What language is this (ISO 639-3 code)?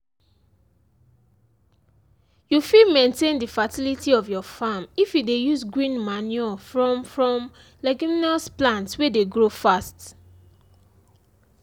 pcm